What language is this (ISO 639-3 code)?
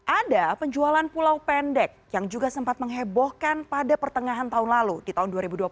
ind